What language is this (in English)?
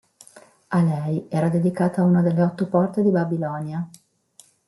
Italian